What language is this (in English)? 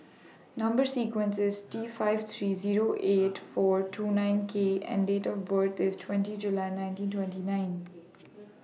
English